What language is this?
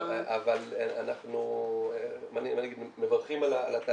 Hebrew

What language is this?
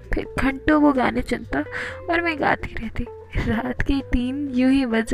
Hindi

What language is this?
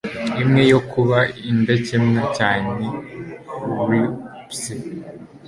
Kinyarwanda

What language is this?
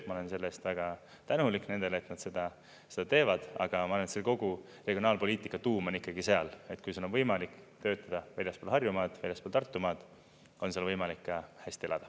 Estonian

